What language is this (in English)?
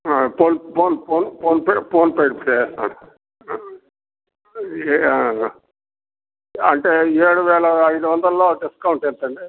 Telugu